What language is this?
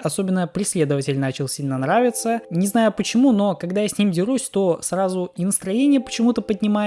Russian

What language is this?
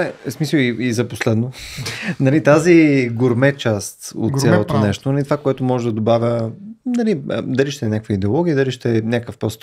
Bulgarian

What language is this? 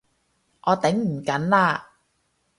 Cantonese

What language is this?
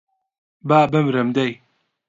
Central Kurdish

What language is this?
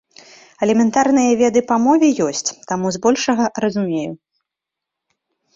Belarusian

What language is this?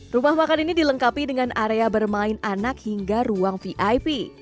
Indonesian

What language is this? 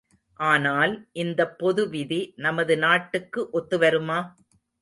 Tamil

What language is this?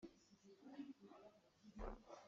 Hakha Chin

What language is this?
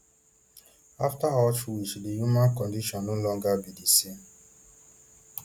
Nigerian Pidgin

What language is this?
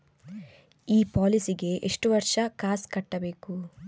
Kannada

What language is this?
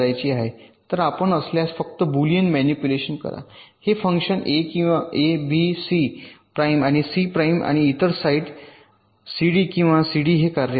Marathi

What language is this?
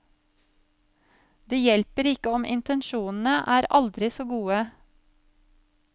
Norwegian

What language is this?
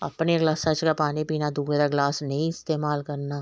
Dogri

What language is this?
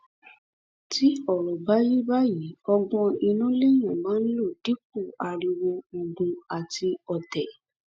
Yoruba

